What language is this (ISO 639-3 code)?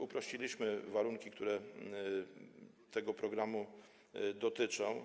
pol